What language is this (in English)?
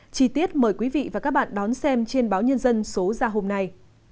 Vietnamese